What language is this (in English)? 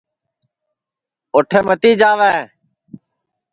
Sansi